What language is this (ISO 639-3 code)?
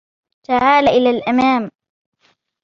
ara